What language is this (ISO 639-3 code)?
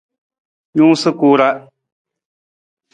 nmz